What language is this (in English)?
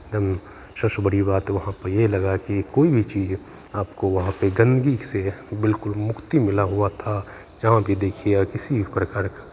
Hindi